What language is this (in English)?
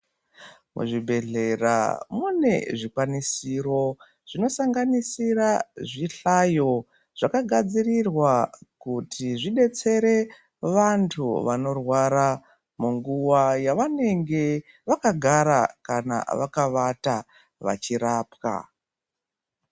Ndau